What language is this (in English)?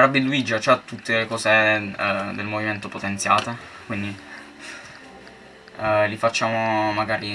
Italian